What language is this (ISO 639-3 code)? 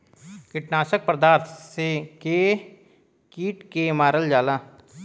bho